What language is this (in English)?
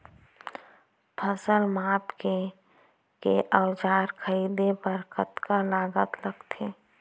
Chhattisgarhi